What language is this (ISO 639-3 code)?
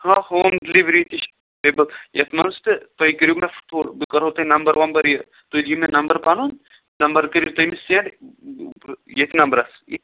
kas